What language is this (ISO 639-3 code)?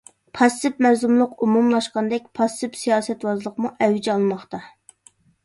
uig